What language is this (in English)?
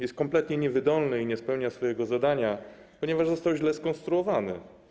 Polish